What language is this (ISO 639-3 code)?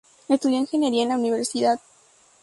spa